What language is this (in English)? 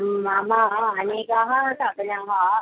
Sanskrit